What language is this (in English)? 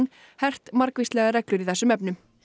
Icelandic